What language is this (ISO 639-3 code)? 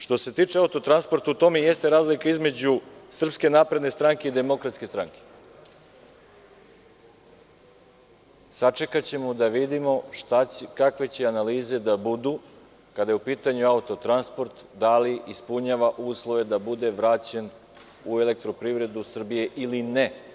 srp